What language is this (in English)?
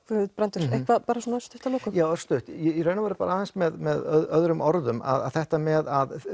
Icelandic